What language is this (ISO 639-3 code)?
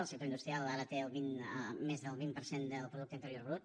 cat